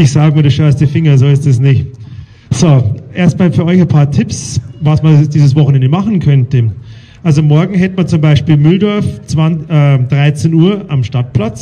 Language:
German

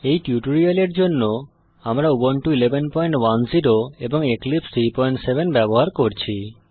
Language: Bangla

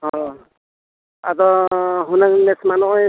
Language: Santali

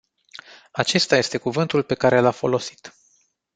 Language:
Romanian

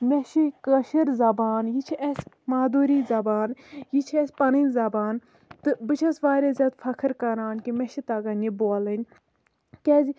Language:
Kashmiri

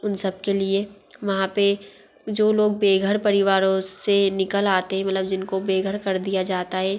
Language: Hindi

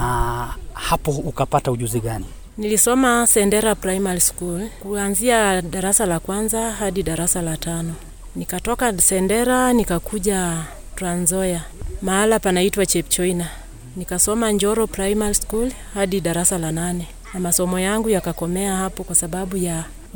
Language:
Swahili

